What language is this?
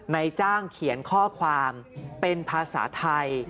Thai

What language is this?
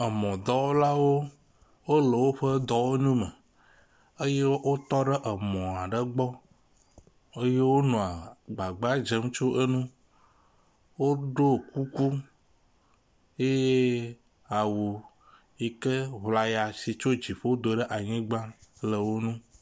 Ewe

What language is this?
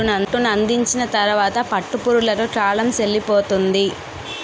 Telugu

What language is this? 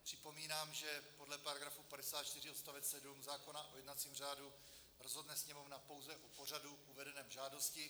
Czech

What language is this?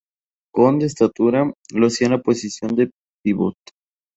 Spanish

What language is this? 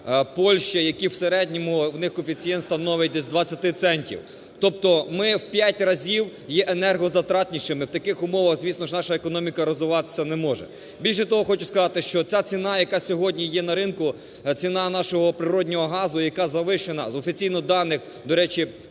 Ukrainian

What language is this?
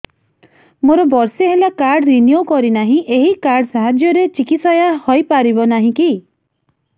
Odia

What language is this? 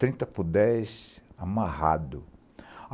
Portuguese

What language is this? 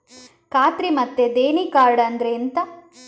Kannada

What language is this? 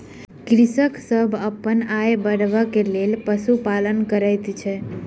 Maithili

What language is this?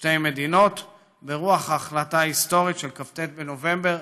Hebrew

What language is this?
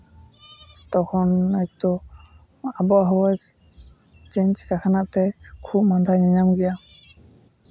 Santali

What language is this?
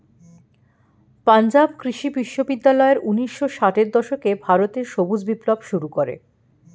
Bangla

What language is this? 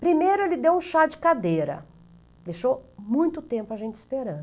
Portuguese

